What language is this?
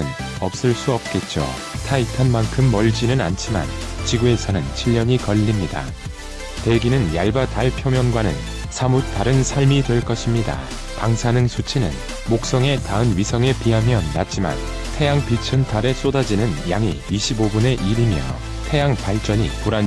Korean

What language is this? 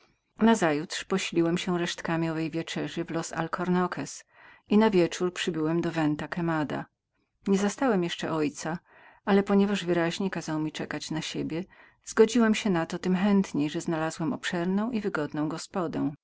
Polish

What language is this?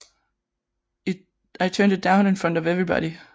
Danish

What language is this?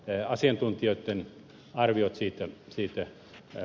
Finnish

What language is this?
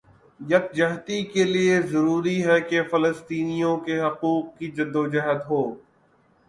Urdu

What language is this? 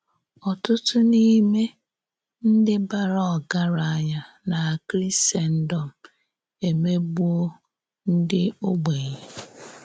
Igbo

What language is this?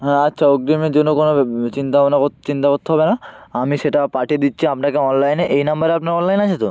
Bangla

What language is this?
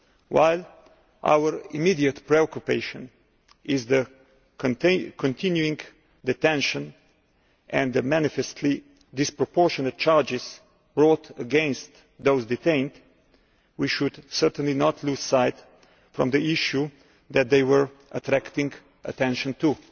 English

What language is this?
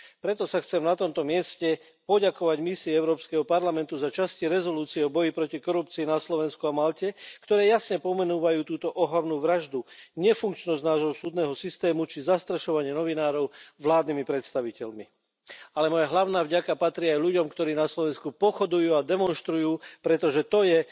Slovak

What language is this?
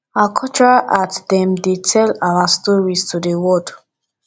Nigerian Pidgin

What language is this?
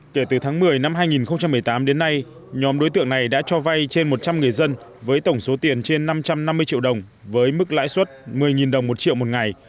Vietnamese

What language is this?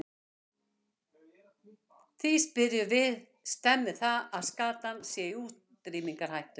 Icelandic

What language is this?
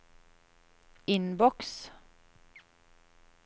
Norwegian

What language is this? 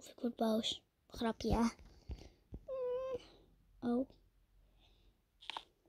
Dutch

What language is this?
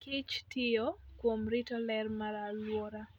Luo (Kenya and Tanzania)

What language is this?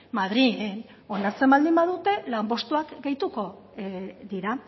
Basque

